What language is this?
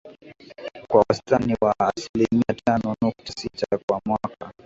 Swahili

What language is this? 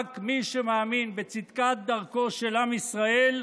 Hebrew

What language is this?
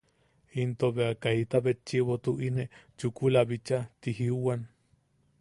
Yaqui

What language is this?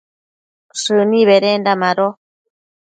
Matsés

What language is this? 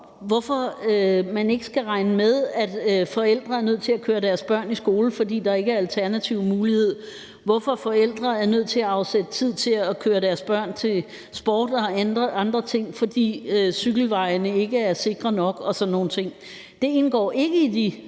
Danish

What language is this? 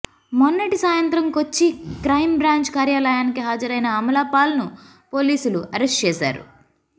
Telugu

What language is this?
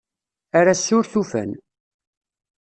Kabyle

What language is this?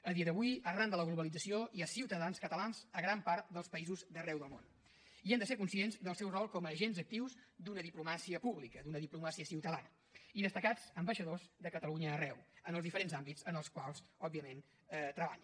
Catalan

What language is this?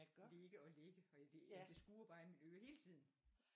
Danish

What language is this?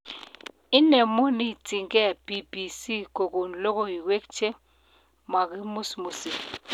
Kalenjin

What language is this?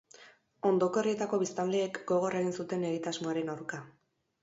Basque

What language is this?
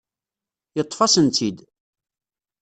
Kabyle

